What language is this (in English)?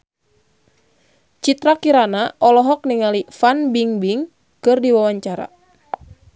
Sundanese